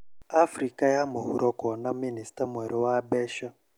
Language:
Kikuyu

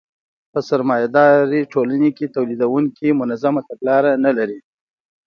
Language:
Pashto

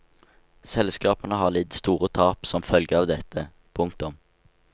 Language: Norwegian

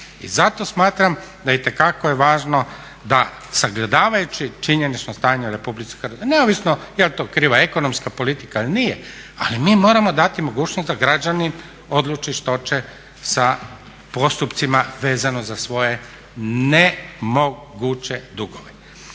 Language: Croatian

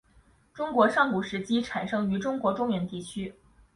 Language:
Chinese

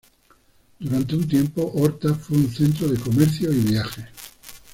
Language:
Spanish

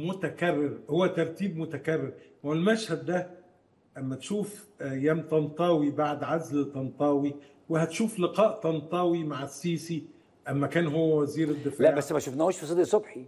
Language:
Arabic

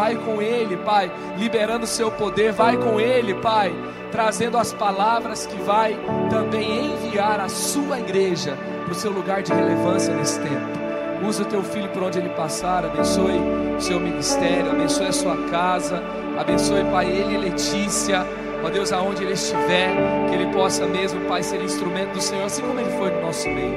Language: Portuguese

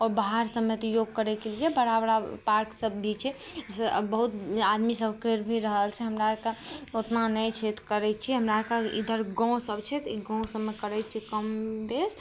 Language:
Maithili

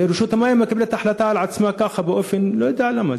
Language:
Hebrew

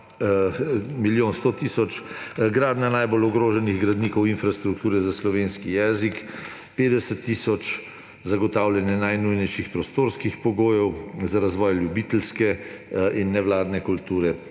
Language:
Slovenian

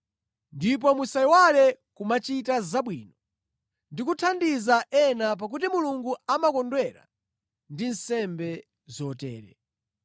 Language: Nyanja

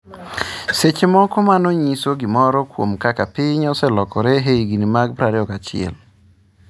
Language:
Luo (Kenya and Tanzania)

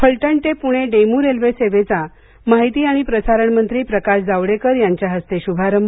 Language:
Marathi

